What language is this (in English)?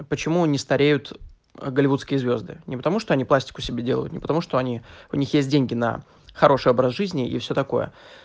Russian